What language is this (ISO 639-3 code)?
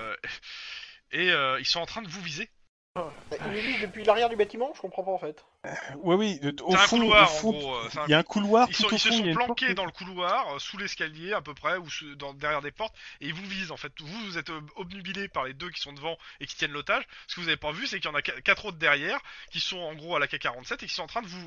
fra